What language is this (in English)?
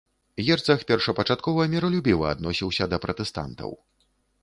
Belarusian